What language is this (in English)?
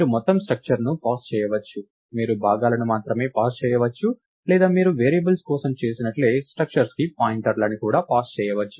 Telugu